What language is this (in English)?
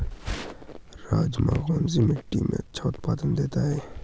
Hindi